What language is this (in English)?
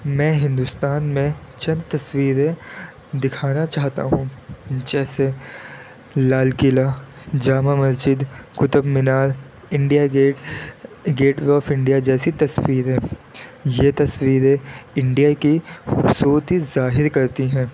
Urdu